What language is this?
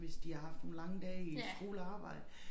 Danish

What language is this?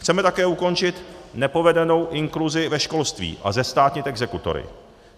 Czech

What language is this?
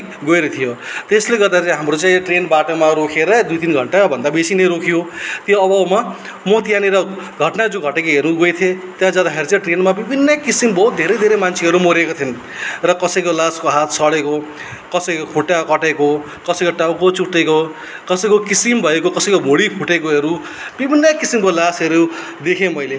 Nepali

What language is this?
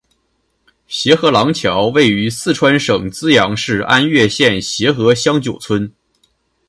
Chinese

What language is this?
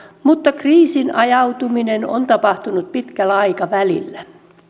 Finnish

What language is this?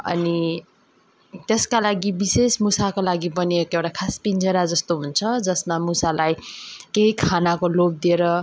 Nepali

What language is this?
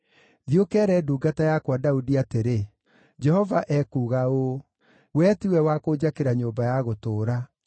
Kikuyu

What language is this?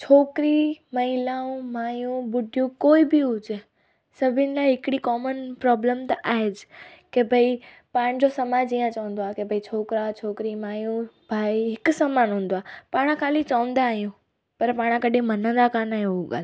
Sindhi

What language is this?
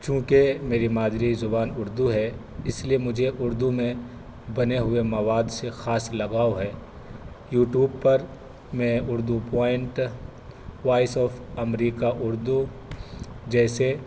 Urdu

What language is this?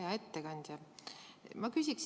Estonian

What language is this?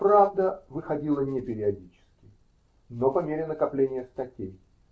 Russian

